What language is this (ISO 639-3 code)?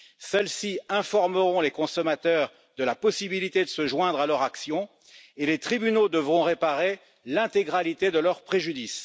fra